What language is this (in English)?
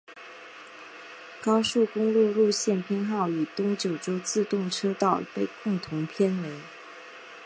Chinese